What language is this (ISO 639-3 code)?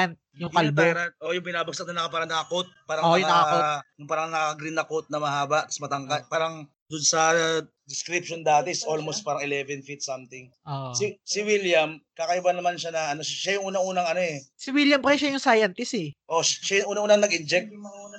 fil